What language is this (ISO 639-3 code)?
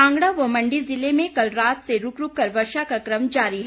hin